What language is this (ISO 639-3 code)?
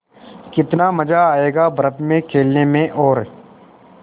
hin